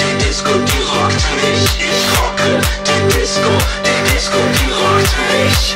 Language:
Polish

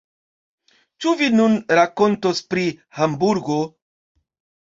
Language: Esperanto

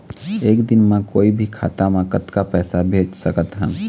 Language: Chhattisgarhi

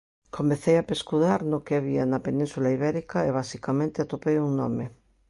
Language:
Galician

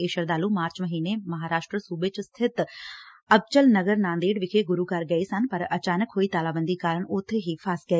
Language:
Punjabi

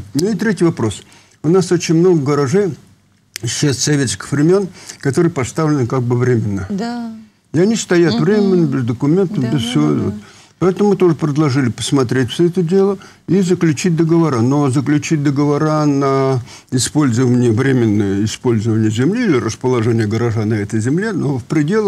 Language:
Russian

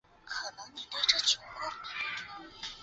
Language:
Chinese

